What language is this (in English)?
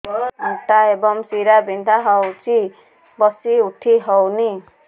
Odia